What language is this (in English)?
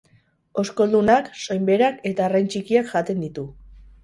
Basque